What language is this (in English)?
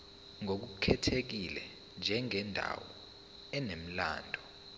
Zulu